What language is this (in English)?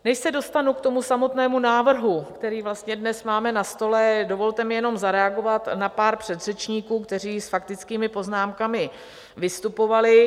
Czech